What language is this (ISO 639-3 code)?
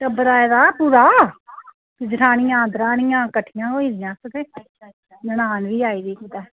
doi